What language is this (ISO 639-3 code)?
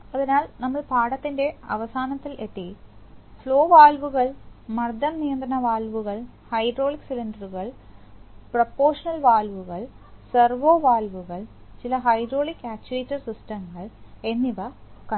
mal